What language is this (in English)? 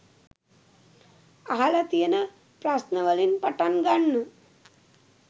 Sinhala